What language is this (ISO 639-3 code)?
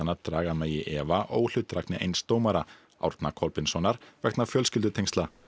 isl